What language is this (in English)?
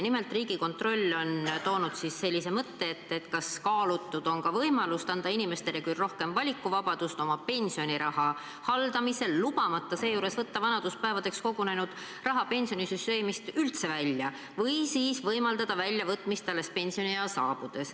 Estonian